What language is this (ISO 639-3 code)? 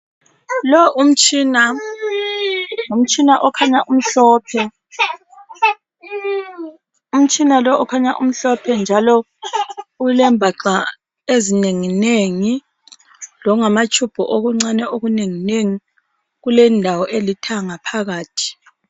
nde